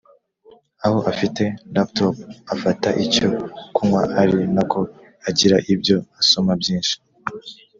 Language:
Kinyarwanda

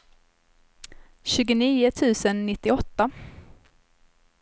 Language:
Swedish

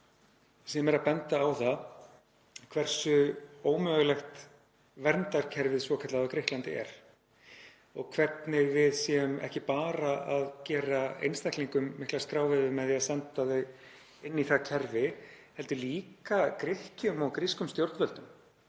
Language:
Icelandic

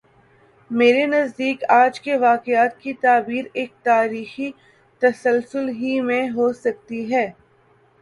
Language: Urdu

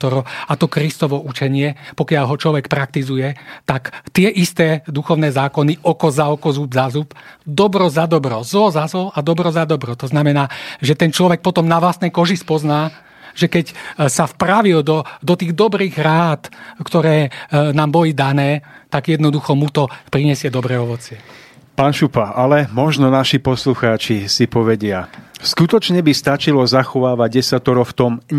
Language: Slovak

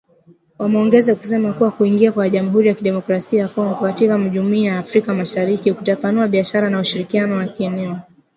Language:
Swahili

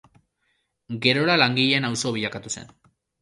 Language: Basque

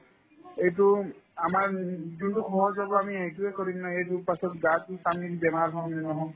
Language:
Assamese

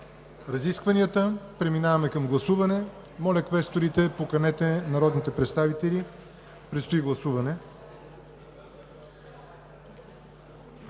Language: Bulgarian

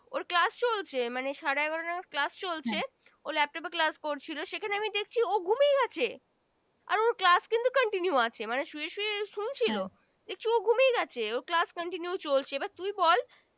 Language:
Bangla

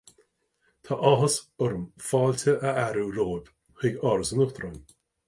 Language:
Irish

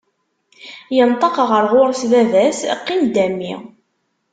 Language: Kabyle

